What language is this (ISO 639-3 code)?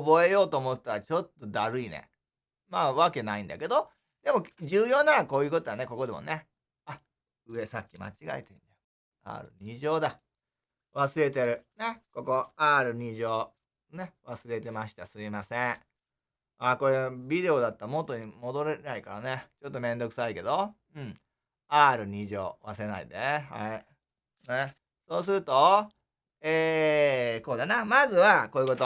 jpn